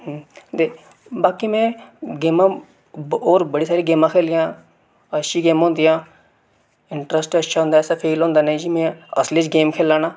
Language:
Dogri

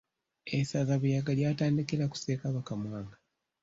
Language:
Ganda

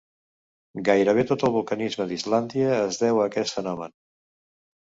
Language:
Catalan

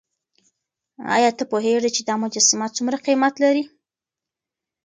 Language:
Pashto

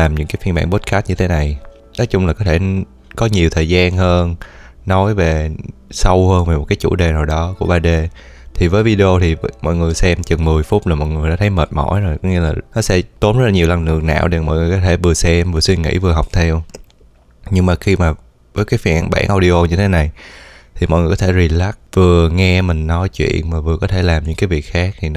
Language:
Vietnamese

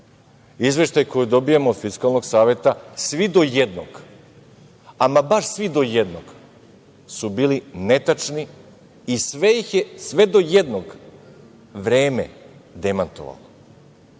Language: Serbian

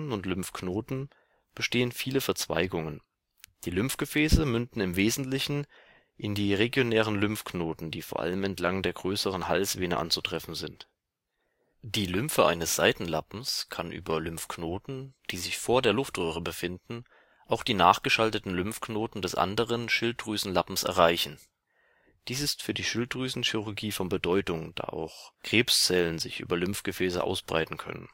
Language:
German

